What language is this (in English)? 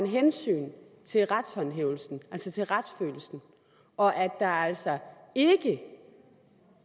Danish